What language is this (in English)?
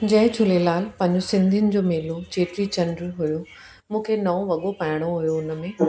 Sindhi